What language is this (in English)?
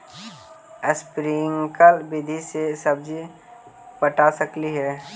Magahi